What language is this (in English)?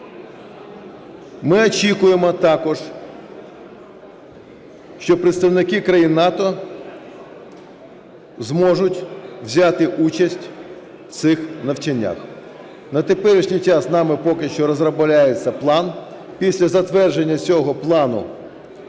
Ukrainian